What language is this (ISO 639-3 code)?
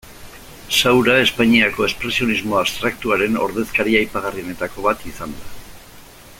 eus